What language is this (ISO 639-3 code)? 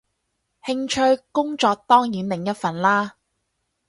yue